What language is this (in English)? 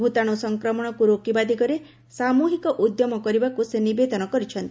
Odia